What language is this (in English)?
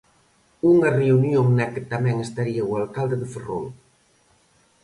Galician